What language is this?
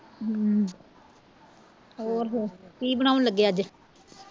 Punjabi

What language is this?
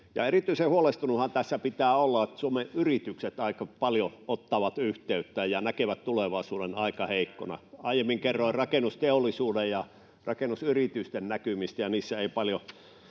Finnish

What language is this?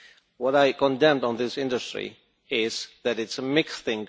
English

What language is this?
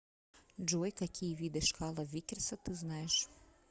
Russian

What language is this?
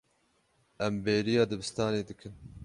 Kurdish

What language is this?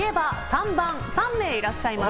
Japanese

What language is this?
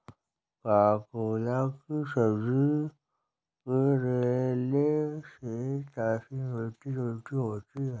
Hindi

